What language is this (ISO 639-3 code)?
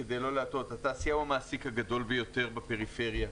heb